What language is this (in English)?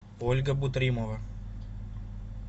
Russian